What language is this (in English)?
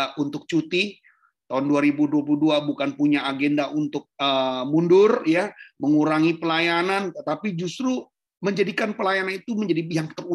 Indonesian